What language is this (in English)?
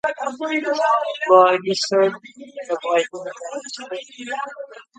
English